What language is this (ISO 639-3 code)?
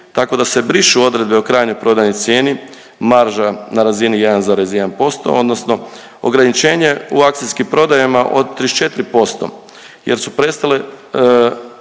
hrv